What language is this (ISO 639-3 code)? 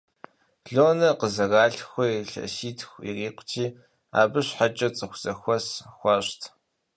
kbd